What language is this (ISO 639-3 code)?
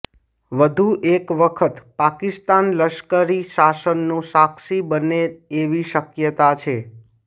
guj